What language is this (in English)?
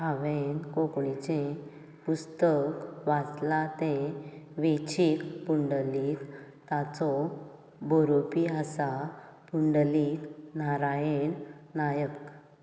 Konkani